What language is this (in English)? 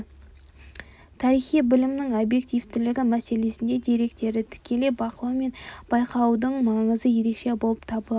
Kazakh